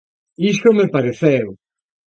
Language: Galician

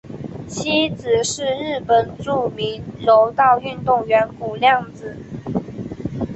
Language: Chinese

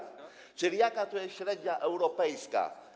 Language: Polish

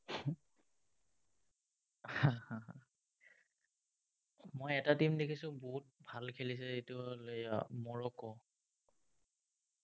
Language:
Assamese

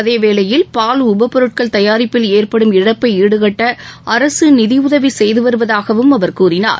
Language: Tamil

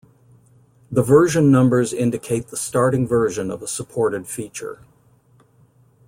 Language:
English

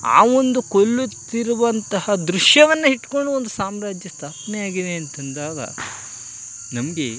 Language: Kannada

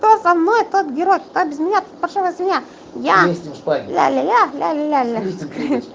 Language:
Russian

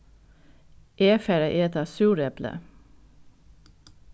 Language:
Faroese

